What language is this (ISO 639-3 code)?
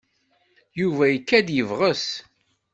kab